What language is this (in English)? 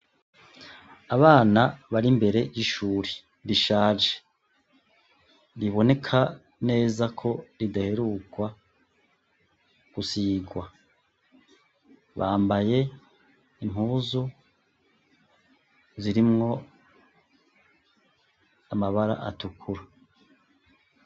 Rundi